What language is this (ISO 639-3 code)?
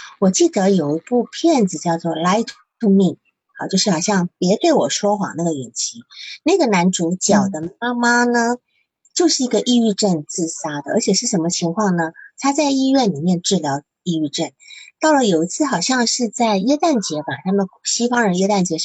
zho